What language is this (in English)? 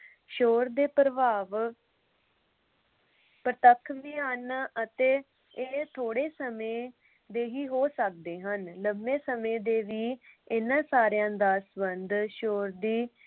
Punjabi